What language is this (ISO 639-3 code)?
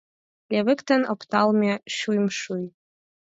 chm